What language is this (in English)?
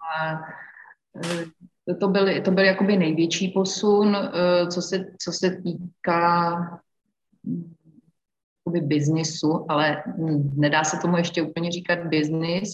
Czech